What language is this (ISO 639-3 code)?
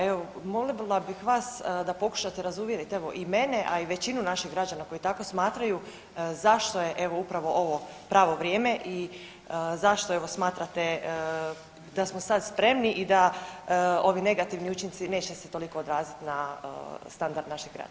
hrv